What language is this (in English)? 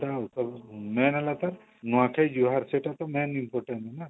Odia